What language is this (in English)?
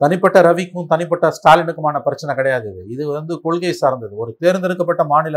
Tamil